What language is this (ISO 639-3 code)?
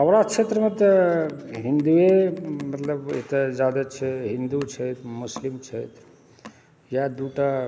mai